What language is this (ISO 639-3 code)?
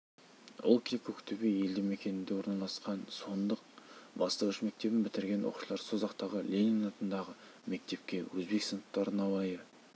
kaz